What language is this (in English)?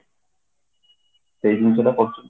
Odia